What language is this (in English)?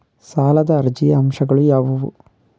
Kannada